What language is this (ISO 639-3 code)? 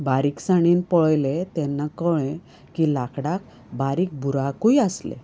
kok